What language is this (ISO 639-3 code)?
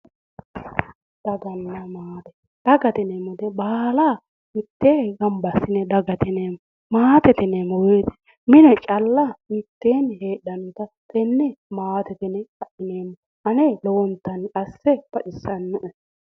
sid